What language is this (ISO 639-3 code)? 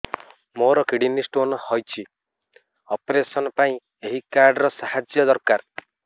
ori